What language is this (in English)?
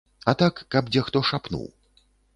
Belarusian